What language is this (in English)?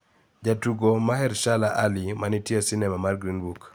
Luo (Kenya and Tanzania)